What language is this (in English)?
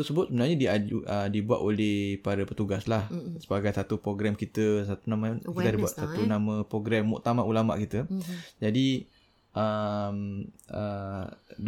Malay